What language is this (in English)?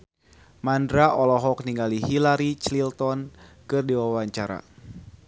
Sundanese